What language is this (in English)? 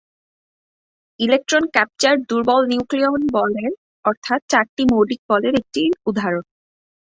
Bangla